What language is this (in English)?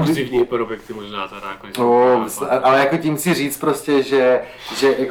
Czech